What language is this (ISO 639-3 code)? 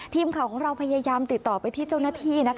tha